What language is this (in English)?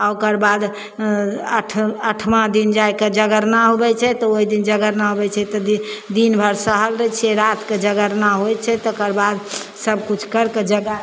Maithili